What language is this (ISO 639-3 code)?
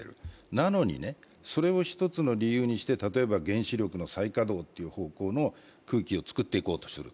jpn